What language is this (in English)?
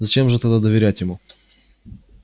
Russian